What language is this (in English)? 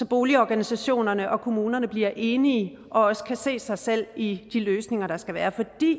Danish